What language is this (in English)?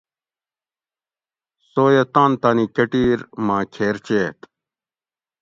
Gawri